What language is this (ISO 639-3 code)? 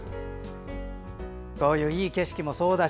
jpn